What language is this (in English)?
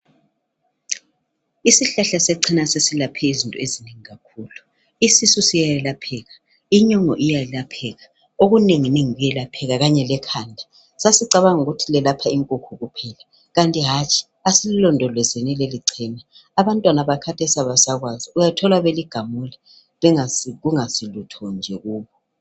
North Ndebele